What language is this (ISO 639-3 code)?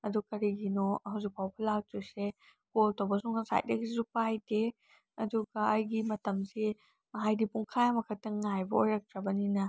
mni